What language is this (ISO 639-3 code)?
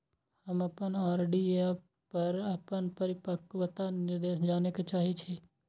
mai